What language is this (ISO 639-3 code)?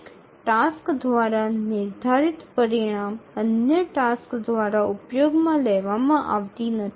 ben